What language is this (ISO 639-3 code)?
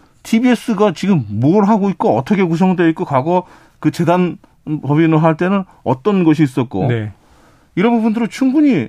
kor